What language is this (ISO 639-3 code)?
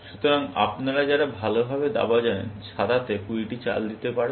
ben